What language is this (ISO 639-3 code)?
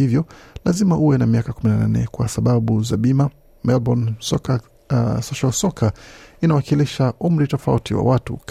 swa